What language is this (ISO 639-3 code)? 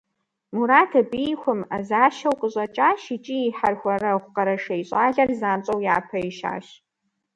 kbd